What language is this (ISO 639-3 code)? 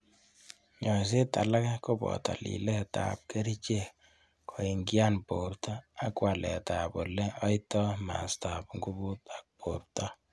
kln